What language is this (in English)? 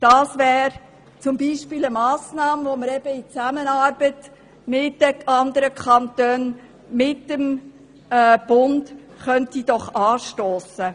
Swiss German